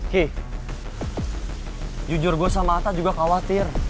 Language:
Indonesian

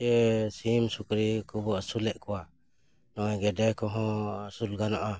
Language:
Santali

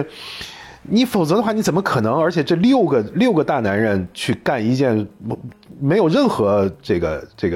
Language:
Chinese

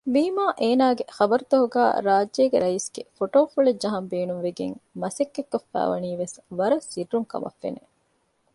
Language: Divehi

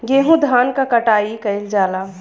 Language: Bhojpuri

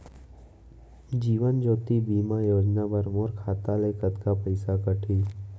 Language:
Chhattisgarhi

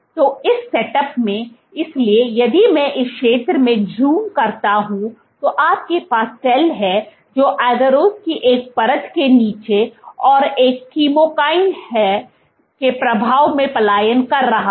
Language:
Hindi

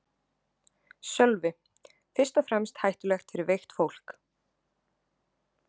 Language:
Icelandic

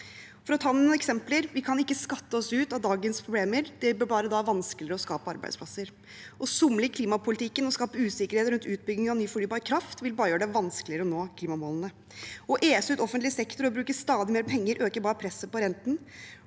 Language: Norwegian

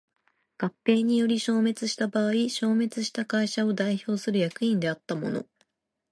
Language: Japanese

